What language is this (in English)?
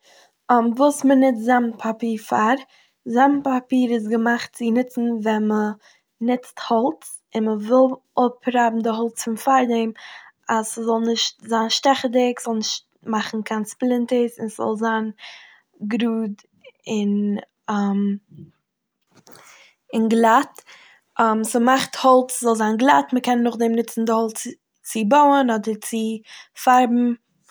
Yiddish